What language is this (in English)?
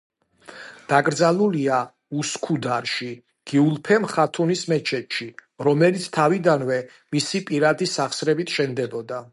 Georgian